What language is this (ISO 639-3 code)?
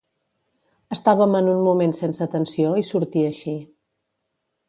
cat